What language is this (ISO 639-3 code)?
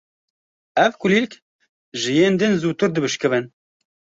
kur